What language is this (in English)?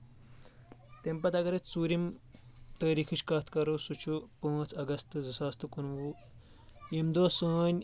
Kashmiri